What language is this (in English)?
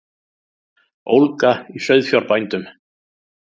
Icelandic